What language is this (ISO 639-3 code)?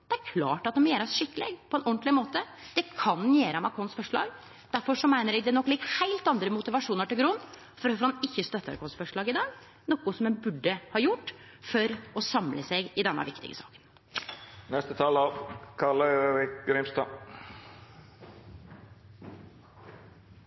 nno